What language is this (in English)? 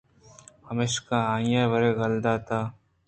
Eastern Balochi